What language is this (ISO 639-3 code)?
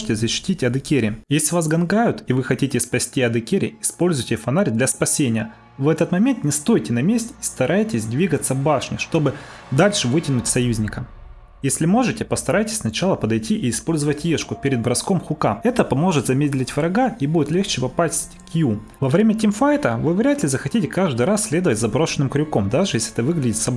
rus